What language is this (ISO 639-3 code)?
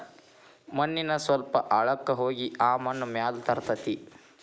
kan